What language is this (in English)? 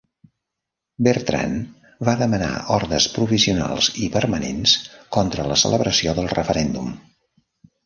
Catalan